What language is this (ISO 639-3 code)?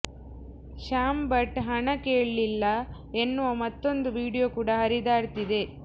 kan